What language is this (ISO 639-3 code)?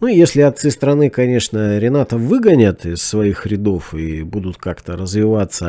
rus